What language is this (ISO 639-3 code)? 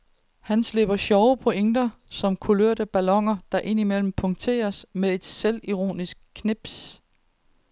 dan